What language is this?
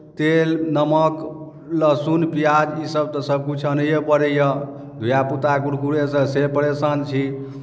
Maithili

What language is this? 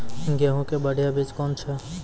Maithili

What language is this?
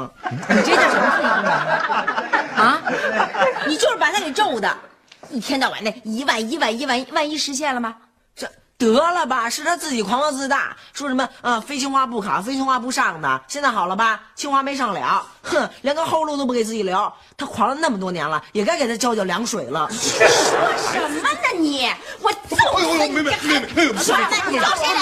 Chinese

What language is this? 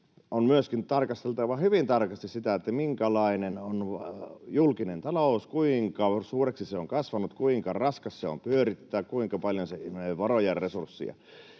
Finnish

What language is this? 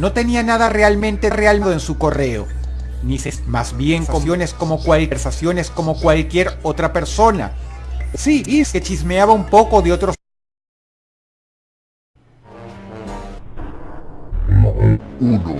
Spanish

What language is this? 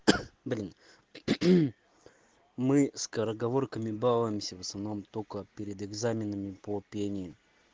Russian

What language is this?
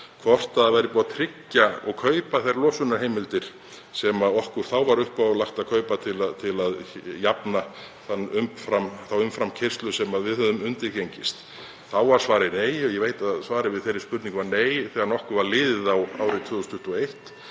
Icelandic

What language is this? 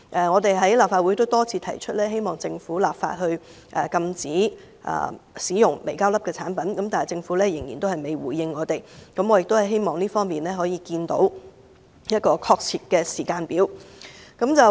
Cantonese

